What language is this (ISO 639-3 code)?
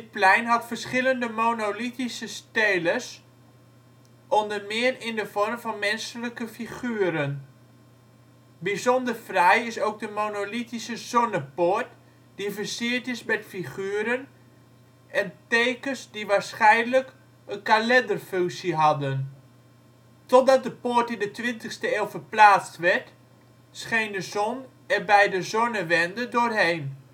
nld